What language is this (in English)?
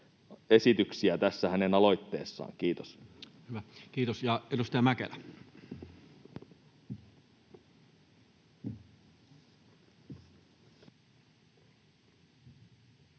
Finnish